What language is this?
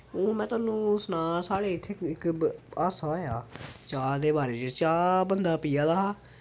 Dogri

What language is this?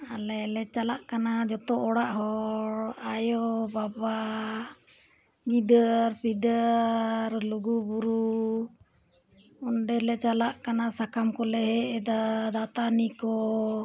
Santali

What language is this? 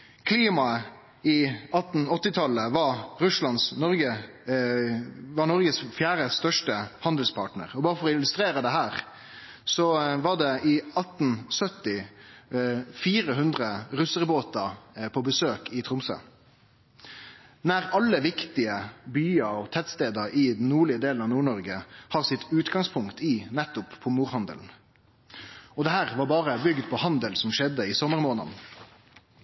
Norwegian Nynorsk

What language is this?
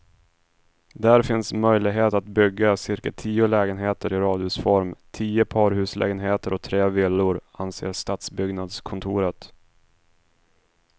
Swedish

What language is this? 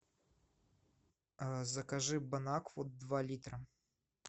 Russian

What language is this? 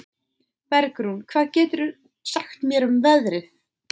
Icelandic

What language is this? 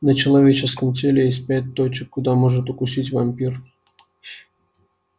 Russian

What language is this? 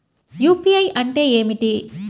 Telugu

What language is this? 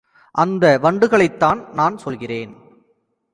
Tamil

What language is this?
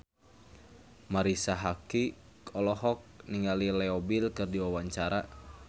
Sundanese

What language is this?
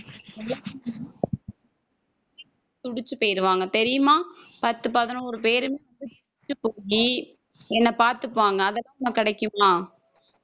Tamil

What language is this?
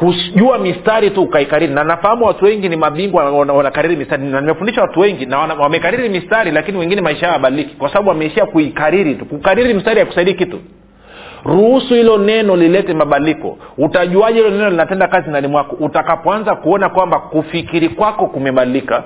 Swahili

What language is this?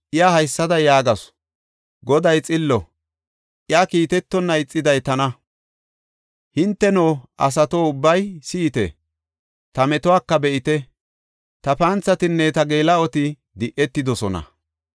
Gofa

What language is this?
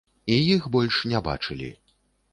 Belarusian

